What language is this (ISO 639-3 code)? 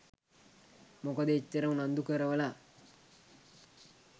sin